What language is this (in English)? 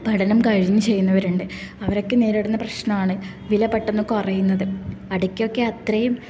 Malayalam